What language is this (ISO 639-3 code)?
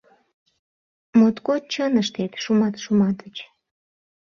chm